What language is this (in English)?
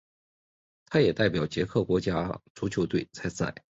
Chinese